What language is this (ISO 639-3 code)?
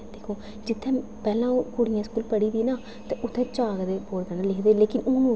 doi